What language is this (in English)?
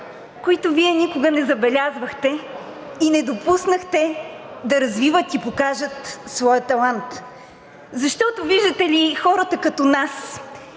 Bulgarian